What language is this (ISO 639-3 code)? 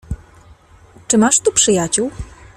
pol